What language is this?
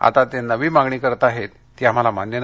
Marathi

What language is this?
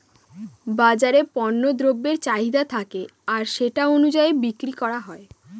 Bangla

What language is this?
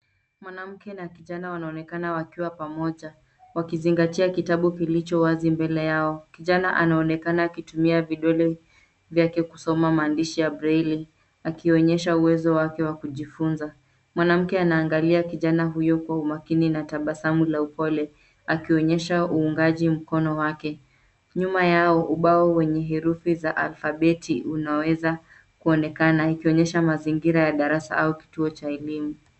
Swahili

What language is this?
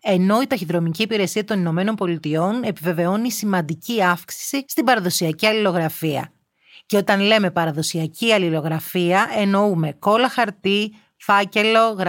Greek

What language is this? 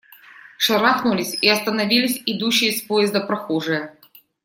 Russian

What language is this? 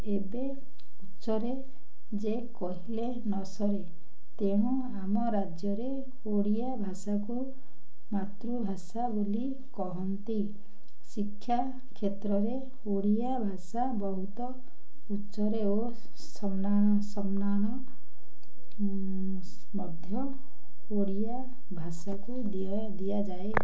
Odia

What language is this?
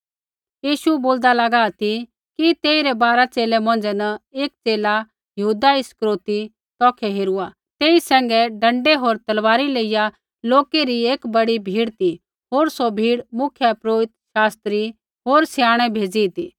Kullu Pahari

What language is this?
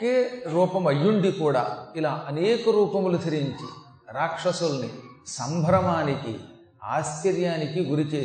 Telugu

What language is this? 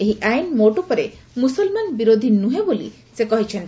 Odia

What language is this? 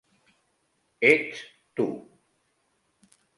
Catalan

